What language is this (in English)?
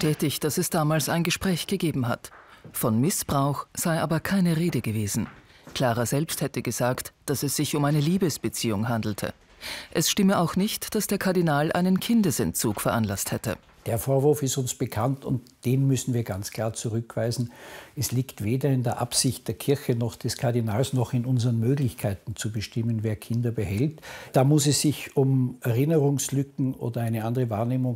German